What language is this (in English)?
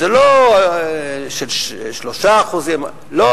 Hebrew